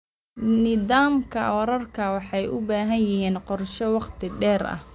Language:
Somali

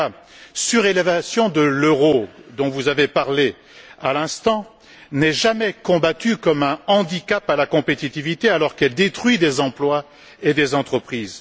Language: French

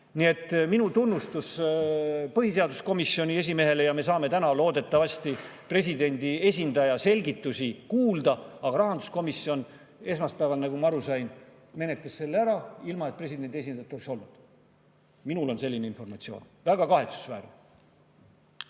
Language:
Estonian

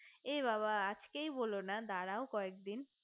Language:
Bangla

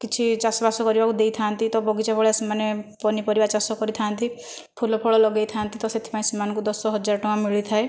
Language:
Odia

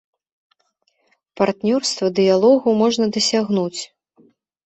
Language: Belarusian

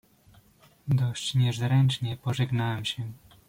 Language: Polish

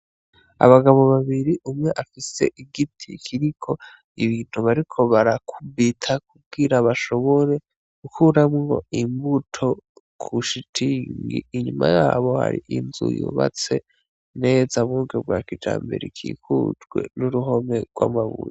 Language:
Rundi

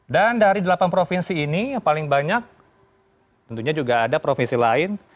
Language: Indonesian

